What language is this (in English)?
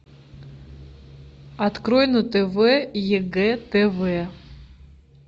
Russian